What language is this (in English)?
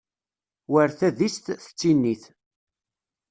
Kabyle